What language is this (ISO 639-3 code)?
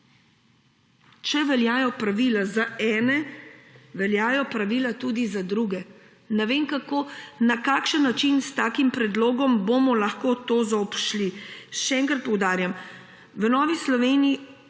slv